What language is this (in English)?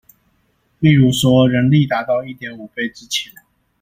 Chinese